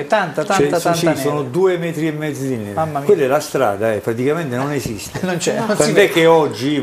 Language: Italian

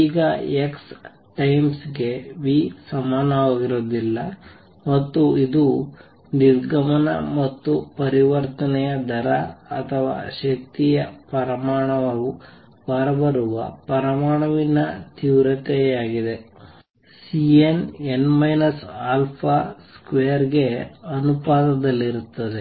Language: Kannada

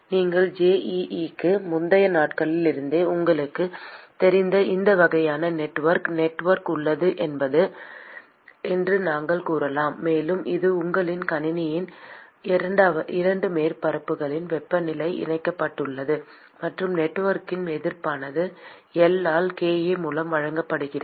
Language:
Tamil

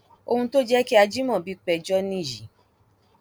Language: Yoruba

